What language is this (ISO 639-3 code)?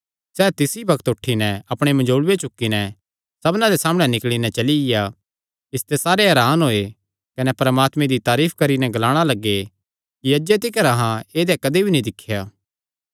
xnr